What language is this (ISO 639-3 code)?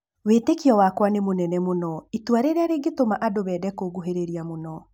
kik